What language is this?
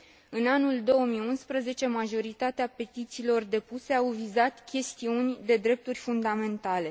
Romanian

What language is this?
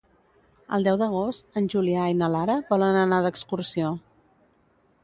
Catalan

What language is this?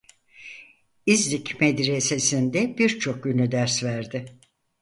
Turkish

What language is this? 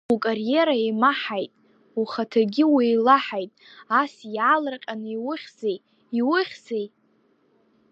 Abkhazian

